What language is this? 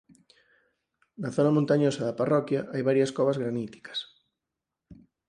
Galician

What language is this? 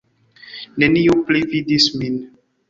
Esperanto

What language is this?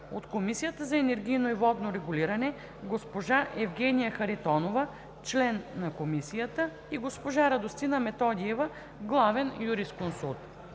Bulgarian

